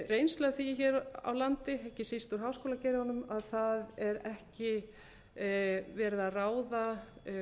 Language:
Icelandic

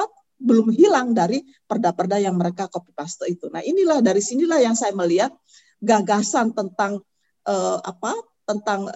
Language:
Indonesian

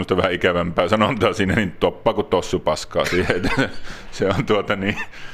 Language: Finnish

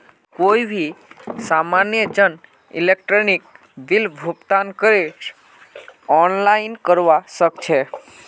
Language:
Magahi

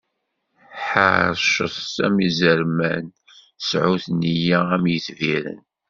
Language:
Kabyle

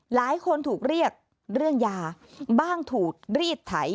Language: Thai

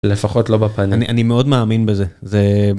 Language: Hebrew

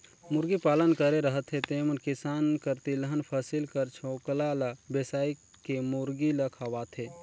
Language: Chhattisgarhi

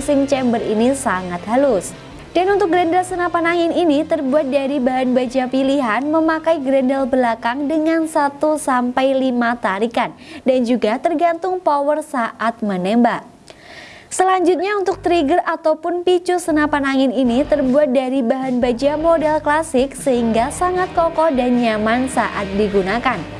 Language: Indonesian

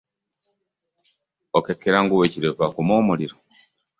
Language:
Ganda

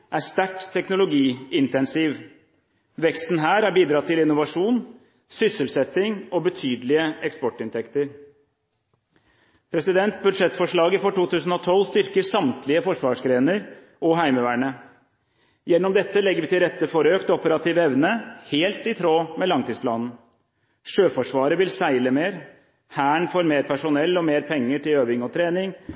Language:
Norwegian Bokmål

